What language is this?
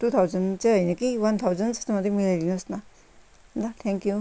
Nepali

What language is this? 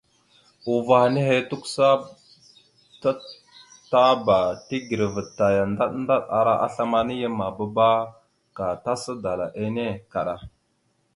Mada (Cameroon)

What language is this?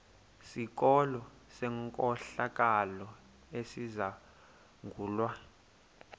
Xhosa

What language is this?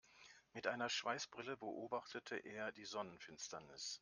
German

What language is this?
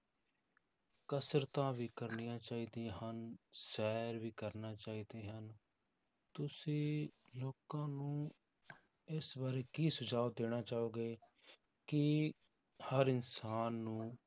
Punjabi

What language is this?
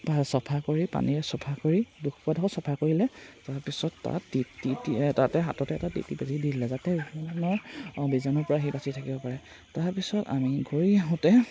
Assamese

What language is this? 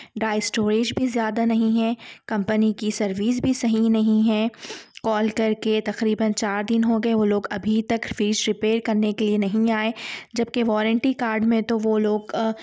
Urdu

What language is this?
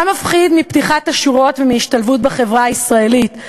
Hebrew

